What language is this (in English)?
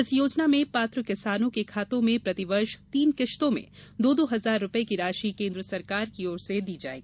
Hindi